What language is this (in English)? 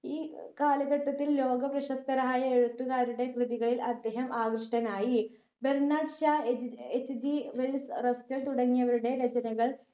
Malayalam